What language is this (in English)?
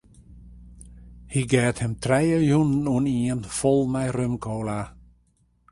Western Frisian